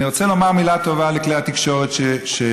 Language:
Hebrew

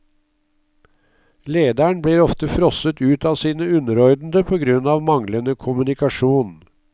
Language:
Norwegian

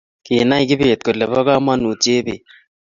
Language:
Kalenjin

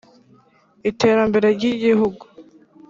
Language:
Kinyarwanda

